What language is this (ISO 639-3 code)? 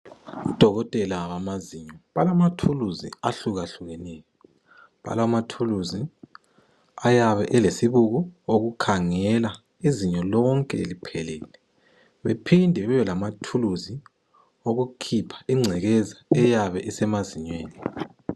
nde